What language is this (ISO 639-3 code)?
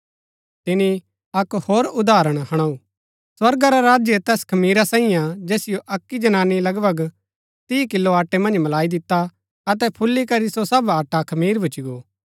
gbk